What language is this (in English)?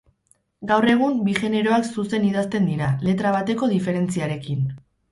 Basque